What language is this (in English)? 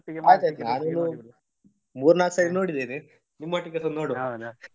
Kannada